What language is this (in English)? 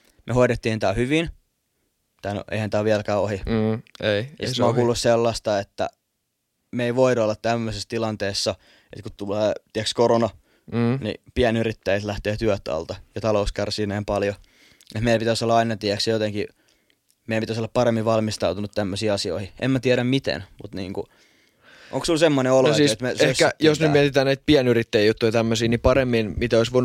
Finnish